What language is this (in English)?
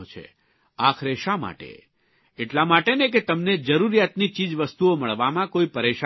Gujarati